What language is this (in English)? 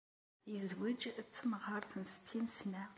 Kabyle